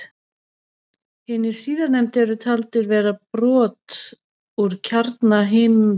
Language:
Icelandic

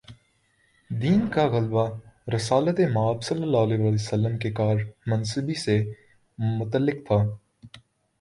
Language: Urdu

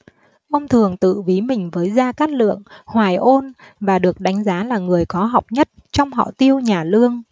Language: Vietnamese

